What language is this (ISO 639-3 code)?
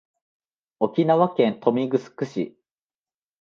jpn